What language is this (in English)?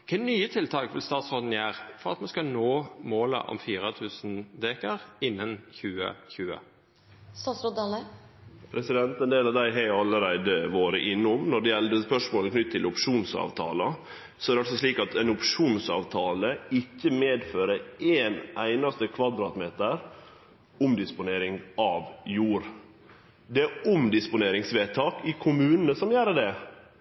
Norwegian Nynorsk